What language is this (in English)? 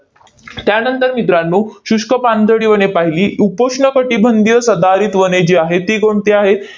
Marathi